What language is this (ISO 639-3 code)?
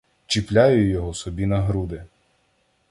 ukr